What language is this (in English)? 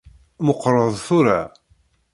Kabyle